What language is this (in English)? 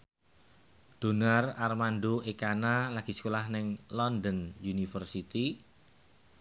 Javanese